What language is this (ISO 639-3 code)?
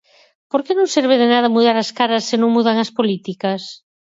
glg